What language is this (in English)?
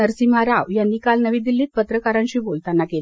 Marathi